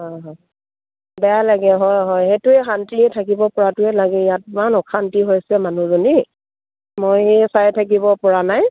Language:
Assamese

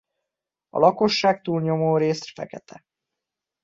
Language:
Hungarian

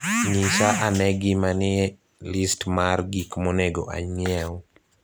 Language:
Luo (Kenya and Tanzania)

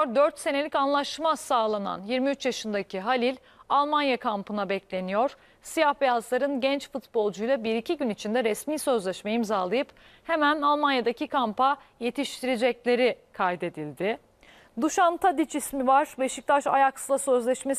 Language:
Turkish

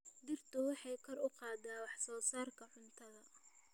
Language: Somali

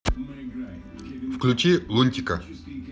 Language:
Russian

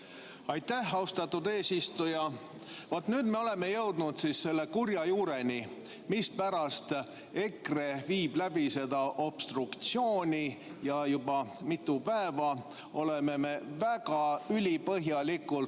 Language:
Estonian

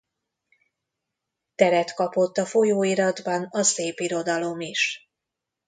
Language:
Hungarian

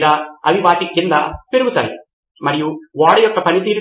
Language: Telugu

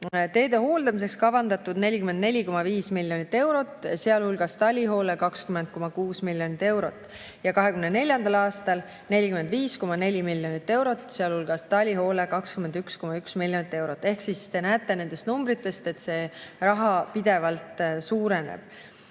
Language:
Estonian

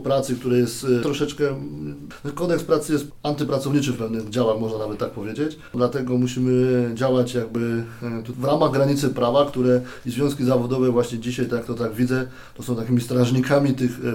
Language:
Polish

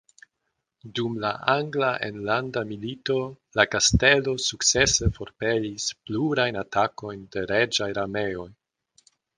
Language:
Esperanto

